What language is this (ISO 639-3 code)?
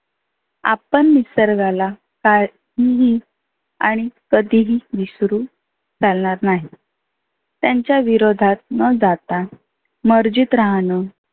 mar